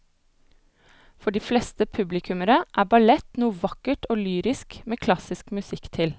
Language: Norwegian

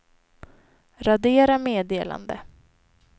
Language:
Swedish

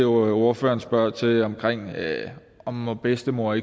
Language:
Danish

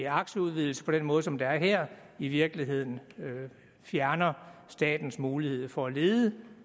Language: Danish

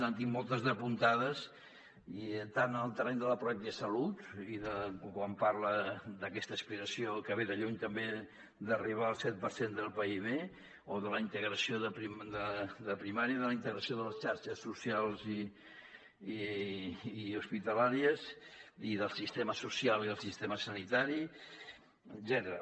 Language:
Catalan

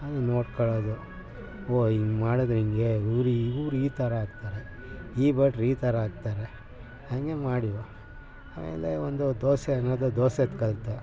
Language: Kannada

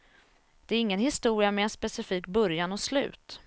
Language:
Swedish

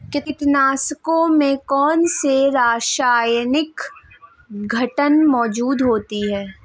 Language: Hindi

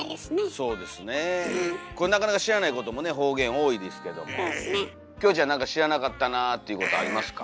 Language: Japanese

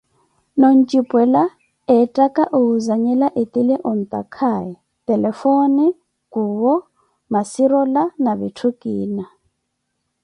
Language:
Koti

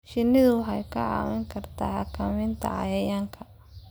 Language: Somali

